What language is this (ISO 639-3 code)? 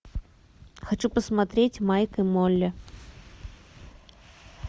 rus